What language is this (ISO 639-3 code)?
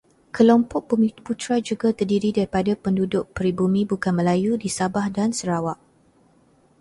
msa